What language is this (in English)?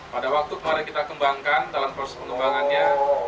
Indonesian